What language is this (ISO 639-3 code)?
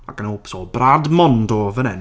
cym